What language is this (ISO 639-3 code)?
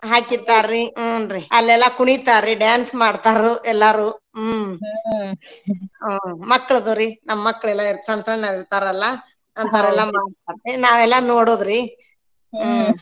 kan